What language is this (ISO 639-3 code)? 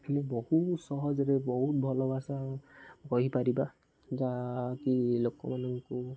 ori